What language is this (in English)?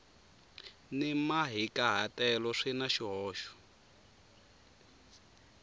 Tsonga